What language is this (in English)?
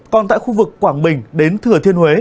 Vietnamese